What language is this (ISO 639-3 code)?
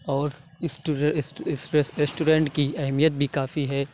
urd